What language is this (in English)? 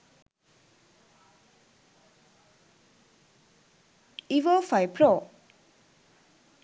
Sinhala